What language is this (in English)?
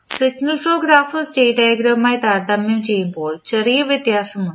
Malayalam